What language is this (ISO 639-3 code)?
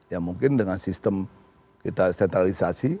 ind